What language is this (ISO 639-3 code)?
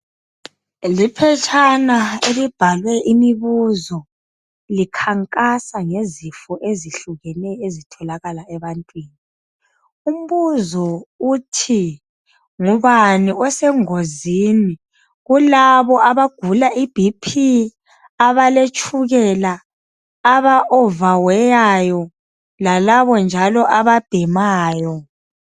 nde